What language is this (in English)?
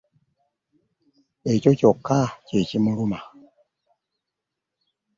Ganda